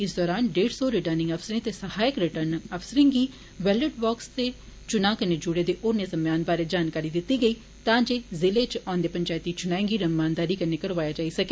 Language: Dogri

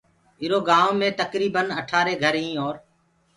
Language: Gurgula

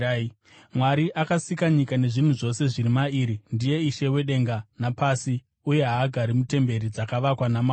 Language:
Shona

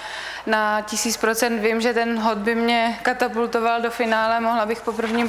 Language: Czech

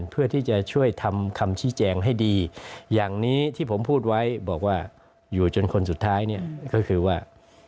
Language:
Thai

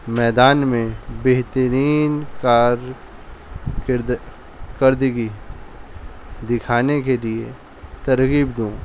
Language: Urdu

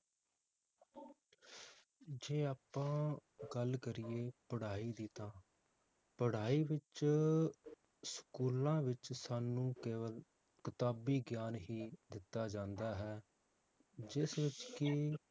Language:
Punjabi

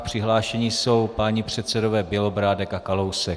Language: Czech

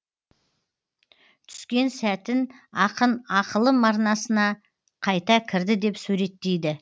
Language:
Kazakh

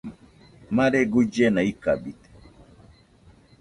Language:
Nüpode Huitoto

